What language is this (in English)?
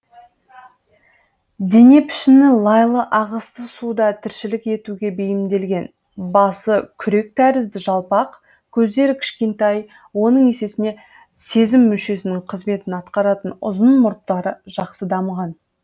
Kazakh